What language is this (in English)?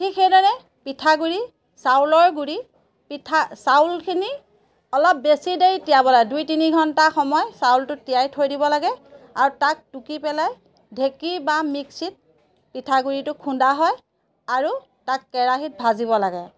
Assamese